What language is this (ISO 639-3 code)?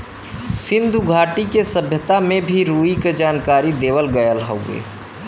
bho